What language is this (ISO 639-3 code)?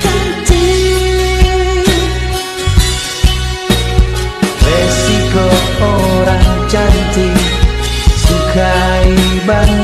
ind